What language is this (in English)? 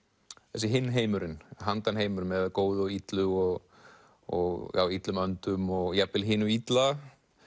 Icelandic